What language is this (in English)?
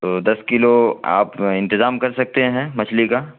Urdu